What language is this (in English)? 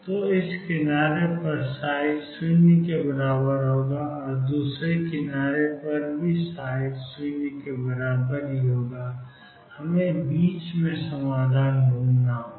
Hindi